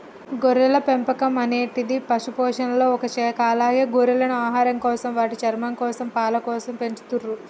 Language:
Telugu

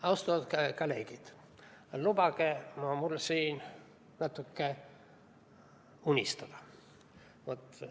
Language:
Estonian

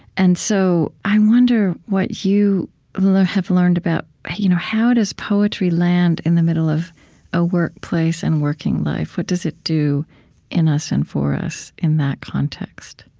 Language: English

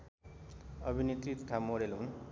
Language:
Nepali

